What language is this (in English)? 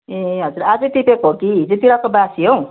Nepali